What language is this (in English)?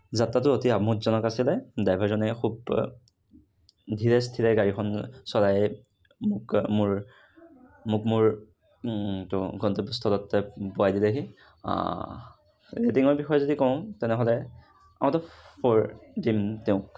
Assamese